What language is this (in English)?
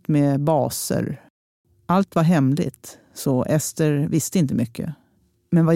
Swedish